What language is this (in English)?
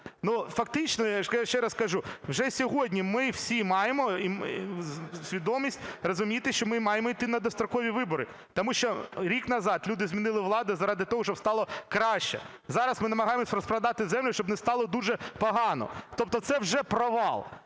Ukrainian